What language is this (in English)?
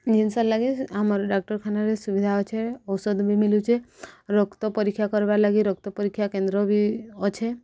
Odia